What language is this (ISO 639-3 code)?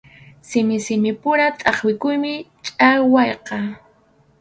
qxu